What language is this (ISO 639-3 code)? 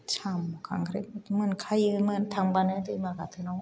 brx